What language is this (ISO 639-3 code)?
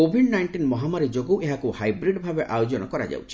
ori